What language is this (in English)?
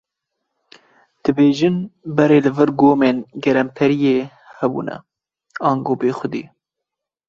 Kurdish